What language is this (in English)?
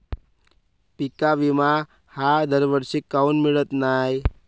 Marathi